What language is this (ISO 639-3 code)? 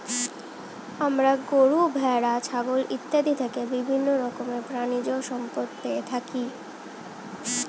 ben